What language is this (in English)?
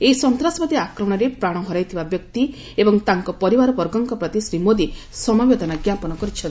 Odia